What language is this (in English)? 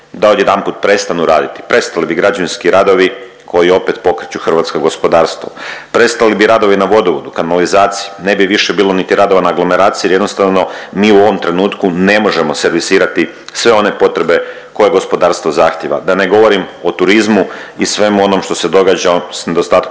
Croatian